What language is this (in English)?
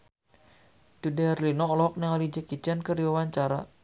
Sundanese